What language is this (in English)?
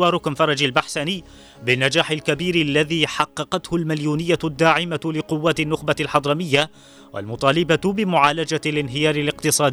Arabic